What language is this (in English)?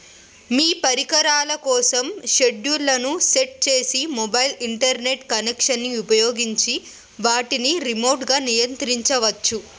Telugu